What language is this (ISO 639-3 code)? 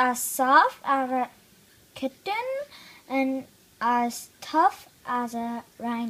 eng